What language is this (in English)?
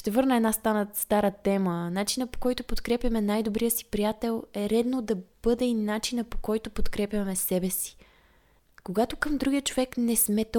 Bulgarian